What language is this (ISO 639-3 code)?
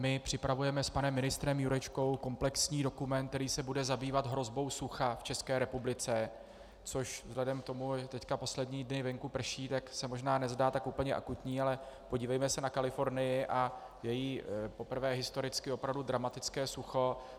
ces